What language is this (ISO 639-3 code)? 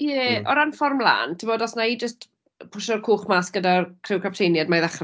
cym